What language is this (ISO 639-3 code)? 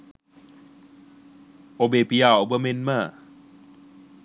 sin